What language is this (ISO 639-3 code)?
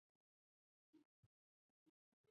zho